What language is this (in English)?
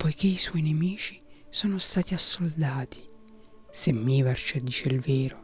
Italian